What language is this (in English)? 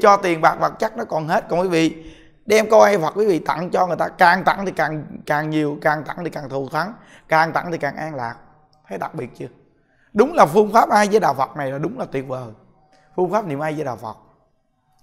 Vietnamese